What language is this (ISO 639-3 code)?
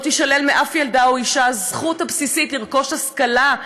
heb